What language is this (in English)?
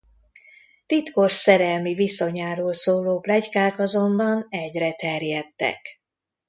Hungarian